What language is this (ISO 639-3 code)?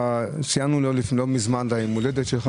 heb